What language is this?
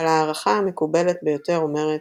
Hebrew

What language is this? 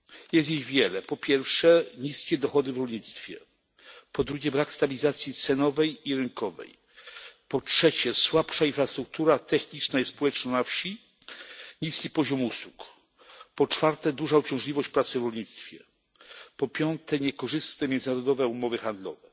Polish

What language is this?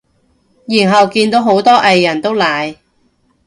Cantonese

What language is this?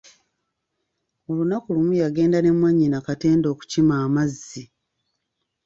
Ganda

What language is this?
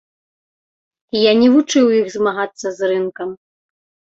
Belarusian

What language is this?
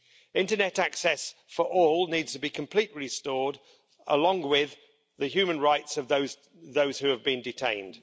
English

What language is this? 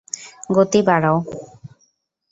Bangla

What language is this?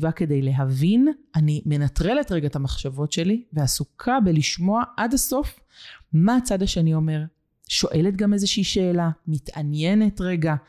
Hebrew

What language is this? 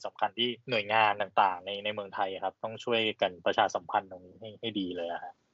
Thai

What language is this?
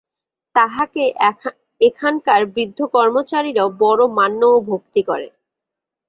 Bangla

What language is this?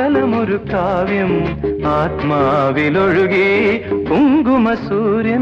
Malayalam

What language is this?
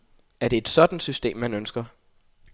Danish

